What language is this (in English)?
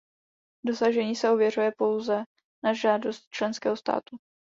Czech